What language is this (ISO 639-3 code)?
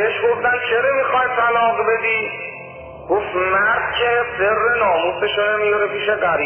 fas